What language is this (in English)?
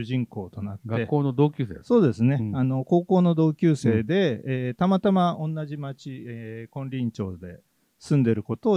Japanese